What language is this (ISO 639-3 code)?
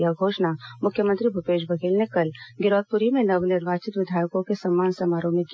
hin